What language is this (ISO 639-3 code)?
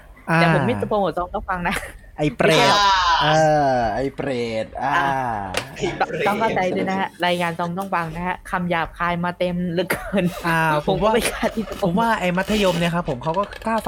tha